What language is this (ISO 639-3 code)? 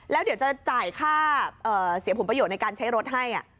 tha